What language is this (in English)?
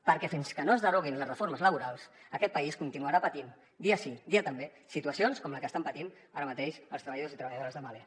Catalan